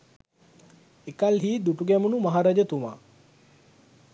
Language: Sinhala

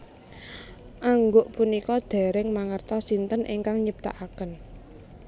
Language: Javanese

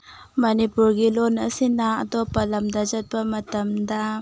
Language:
Manipuri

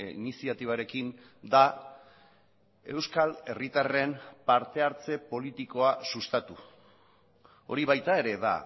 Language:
Basque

